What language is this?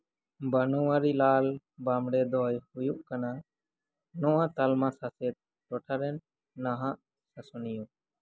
Santali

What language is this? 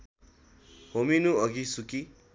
Nepali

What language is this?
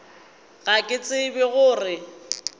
Northern Sotho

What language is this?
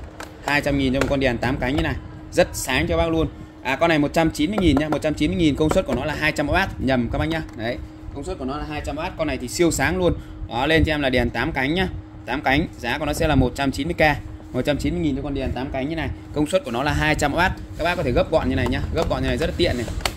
Vietnamese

